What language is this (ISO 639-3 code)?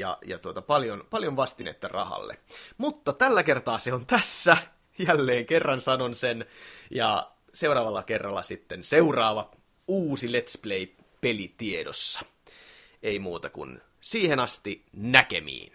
fin